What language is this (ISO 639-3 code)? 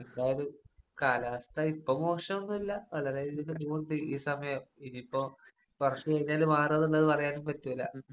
mal